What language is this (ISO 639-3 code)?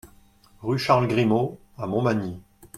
fra